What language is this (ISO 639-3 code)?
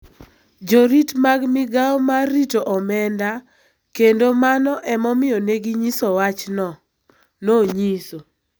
luo